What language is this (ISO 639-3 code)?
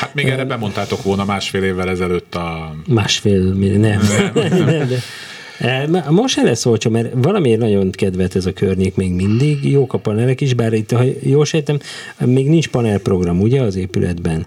hun